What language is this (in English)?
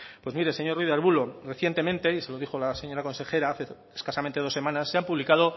Spanish